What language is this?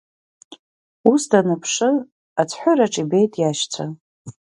Abkhazian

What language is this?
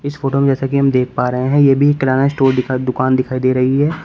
Hindi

